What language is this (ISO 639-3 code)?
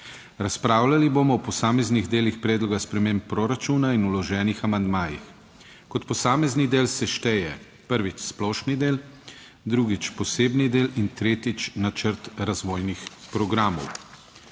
slv